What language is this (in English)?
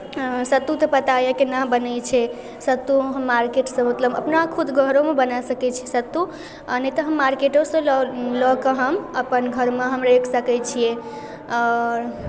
Maithili